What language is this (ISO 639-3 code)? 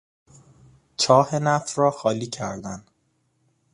fas